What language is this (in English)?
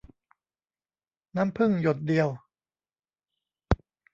Thai